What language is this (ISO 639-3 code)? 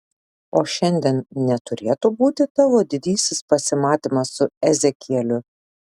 lit